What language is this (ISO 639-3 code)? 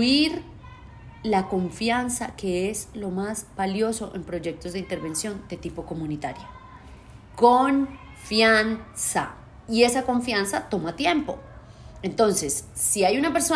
spa